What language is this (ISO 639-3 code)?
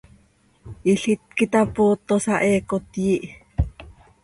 sei